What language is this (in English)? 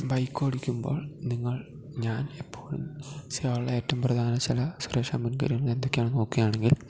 Malayalam